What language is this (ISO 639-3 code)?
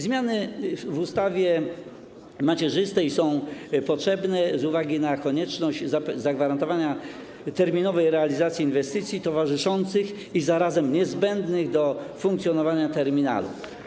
pol